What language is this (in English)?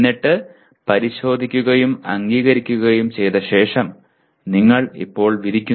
Malayalam